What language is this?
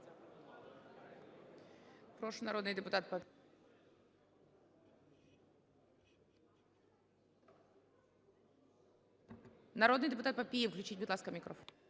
Ukrainian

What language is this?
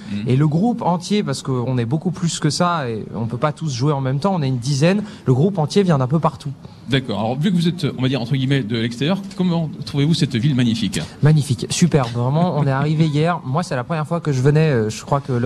French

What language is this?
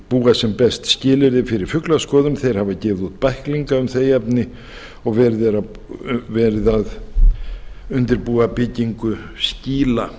Icelandic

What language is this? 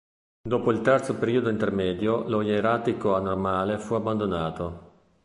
Italian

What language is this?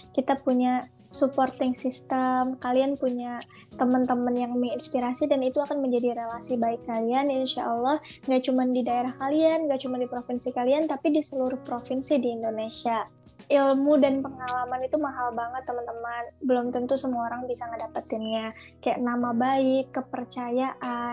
Indonesian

